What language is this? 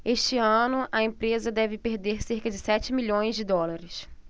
Portuguese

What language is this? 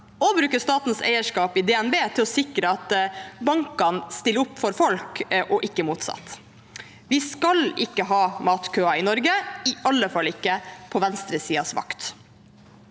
Norwegian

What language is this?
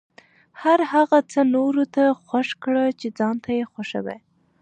Pashto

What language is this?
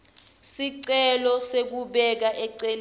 Swati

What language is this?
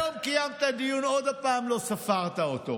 Hebrew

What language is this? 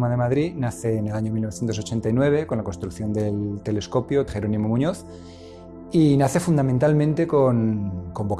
Spanish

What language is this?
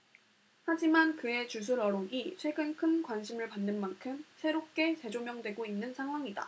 Korean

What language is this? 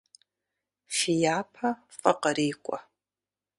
Kabardian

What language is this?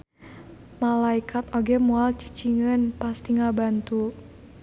Sundanese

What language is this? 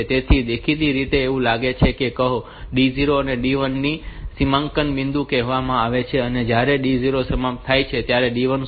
Gujarati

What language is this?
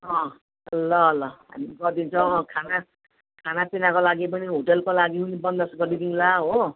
Nepali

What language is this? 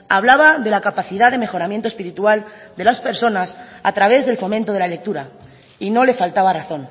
Spanish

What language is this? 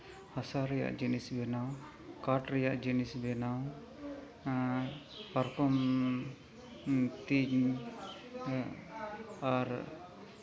Santali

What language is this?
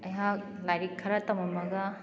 Manipuri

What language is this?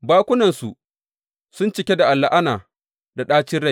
Hausa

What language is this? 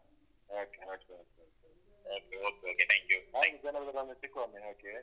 Kannada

